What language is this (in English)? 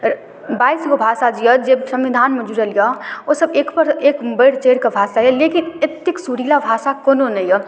Maithili